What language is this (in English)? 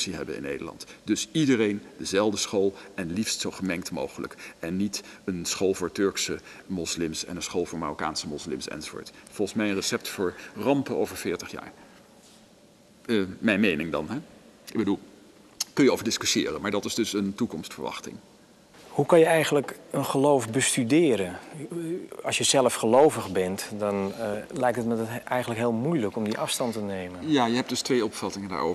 Dutch